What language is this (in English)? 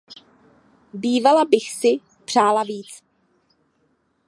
Czech